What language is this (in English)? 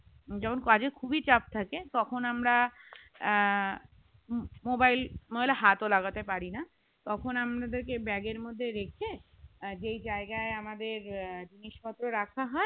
Bangla